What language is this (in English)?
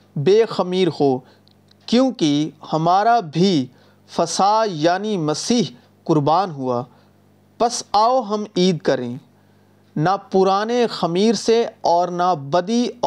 Urdu